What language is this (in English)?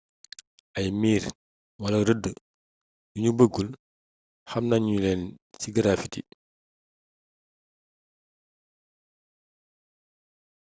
Wolof